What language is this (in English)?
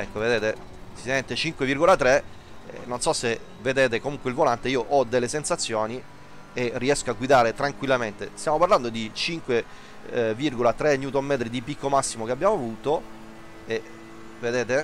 Italian